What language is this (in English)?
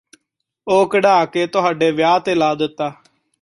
Punjabi